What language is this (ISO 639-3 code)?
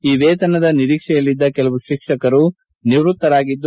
kan